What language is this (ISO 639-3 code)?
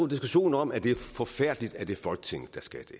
dan